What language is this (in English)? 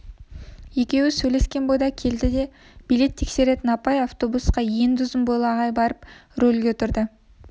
Kazakh